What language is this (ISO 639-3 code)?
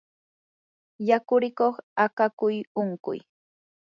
qur